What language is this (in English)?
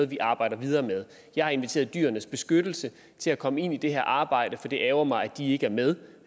Danish